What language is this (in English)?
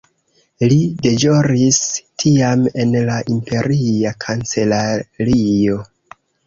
Esperanto